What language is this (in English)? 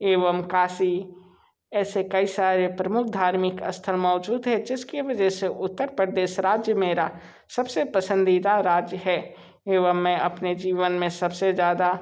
Hindi